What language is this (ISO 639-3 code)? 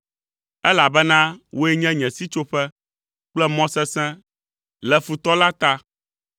ewe